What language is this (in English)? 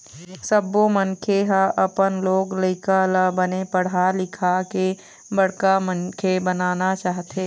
Chhattisgarhi